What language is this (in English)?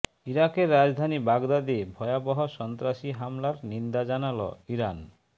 Bangla